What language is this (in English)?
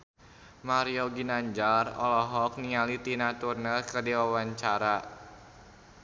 Sundanese